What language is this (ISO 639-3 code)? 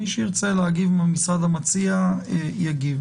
heb